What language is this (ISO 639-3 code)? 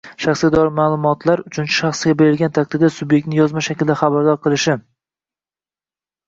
uzb